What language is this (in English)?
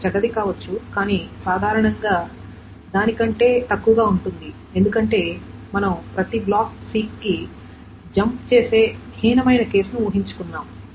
Telugu